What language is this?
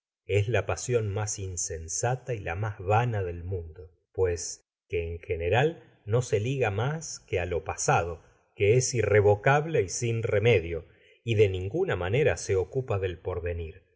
Spanish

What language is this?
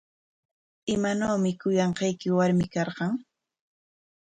Corongo Ancash Quechua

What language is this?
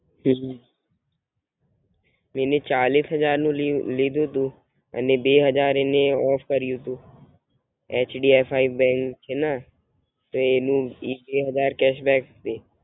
Gujarati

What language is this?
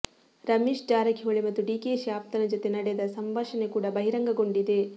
Kannada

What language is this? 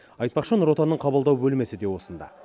Kazakh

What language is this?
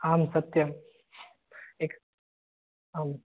Sanskrit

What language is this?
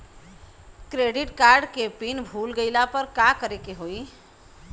Bhojpuri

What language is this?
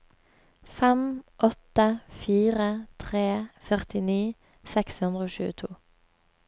Norwegian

